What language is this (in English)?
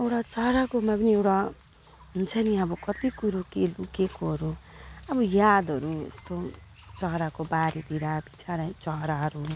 Nepali